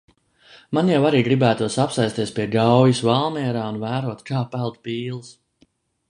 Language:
Latvian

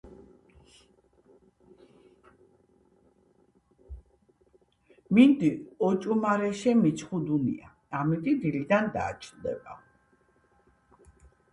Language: Georgian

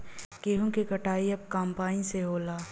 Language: Bhojpuri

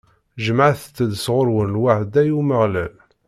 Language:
Kabyle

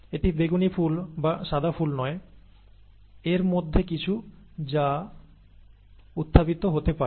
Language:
Bangla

